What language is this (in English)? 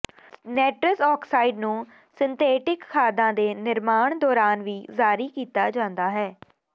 Punjabi